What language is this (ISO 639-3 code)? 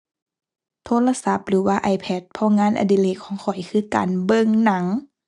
tha